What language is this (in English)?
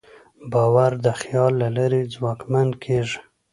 Pashto